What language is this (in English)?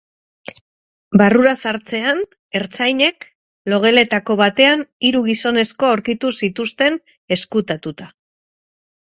Basque